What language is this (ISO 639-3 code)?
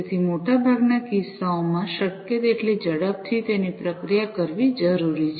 guj